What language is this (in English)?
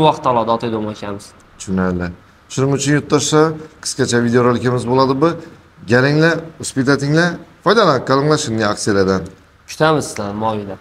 Turkish